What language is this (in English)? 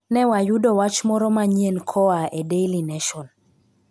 Luo (Kenya and Tanzania)